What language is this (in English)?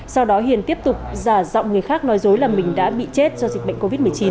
Vietnamese